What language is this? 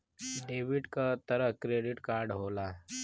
Bhojpuri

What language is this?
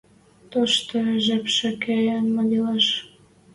Western Mari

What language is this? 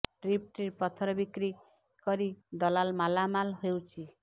Odia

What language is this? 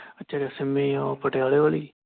Punjabi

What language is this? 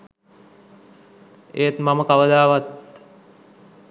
Sinhala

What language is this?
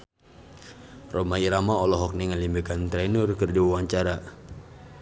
Sundanese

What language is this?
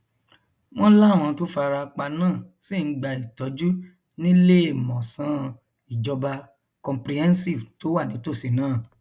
Yoruba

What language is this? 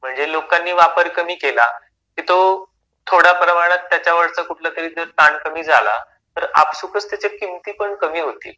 Marathi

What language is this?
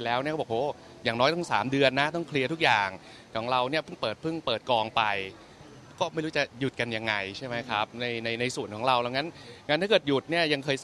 Thai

